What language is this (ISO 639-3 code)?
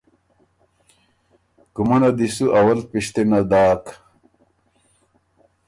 oru